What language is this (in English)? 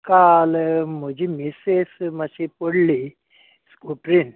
Konkani